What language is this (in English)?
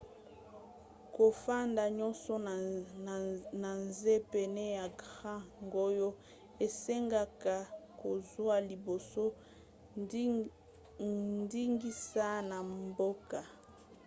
Lingala